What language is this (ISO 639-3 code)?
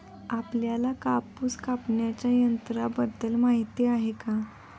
mar